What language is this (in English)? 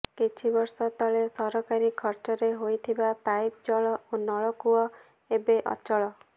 Odia